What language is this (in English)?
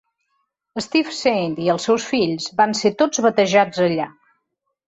Catalan